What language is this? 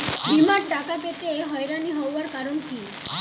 Bangla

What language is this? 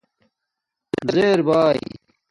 Domaaki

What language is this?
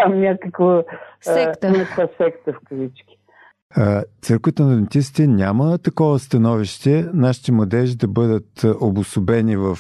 Bulgarian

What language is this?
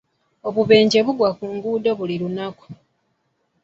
Ganda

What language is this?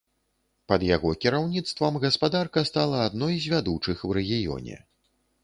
Belarusian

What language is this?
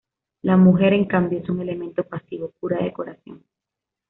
Spanish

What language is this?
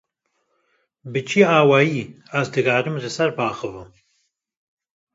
Kurdish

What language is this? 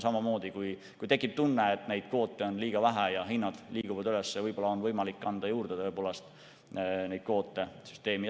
Estonian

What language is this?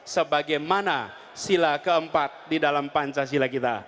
Indonesian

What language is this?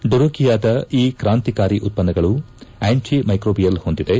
Kannada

